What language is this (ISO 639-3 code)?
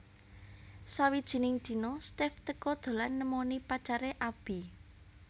jav